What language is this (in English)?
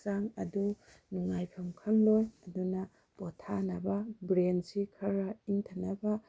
Manipuri